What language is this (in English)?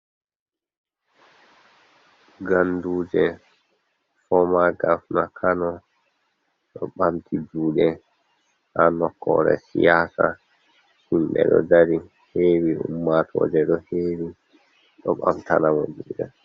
Fula